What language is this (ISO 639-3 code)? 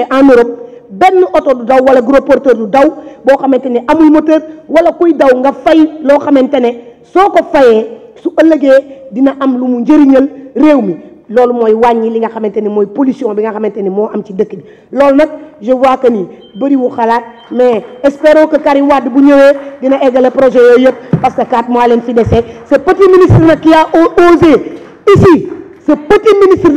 fra